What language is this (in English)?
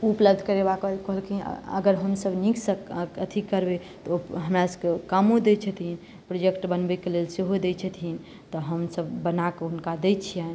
Maithili